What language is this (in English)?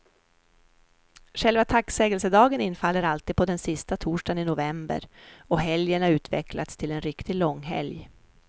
Swedish